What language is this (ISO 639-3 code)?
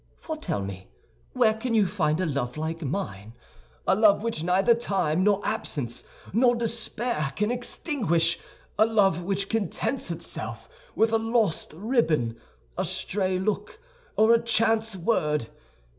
eng